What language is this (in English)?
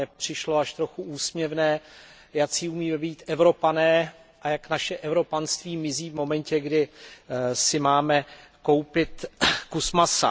Czech